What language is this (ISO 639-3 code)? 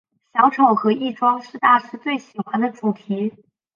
zho